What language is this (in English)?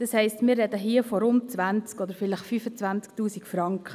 Swiss German